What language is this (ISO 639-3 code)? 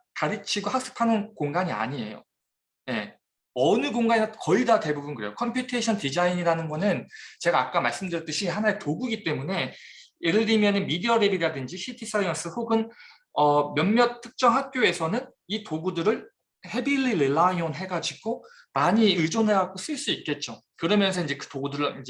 kor